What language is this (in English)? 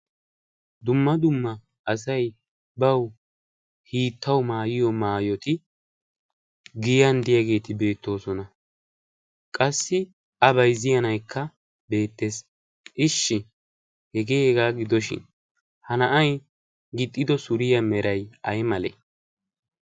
Wolaytta